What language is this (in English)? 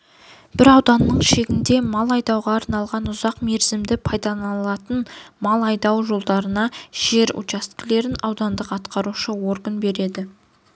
Kazakh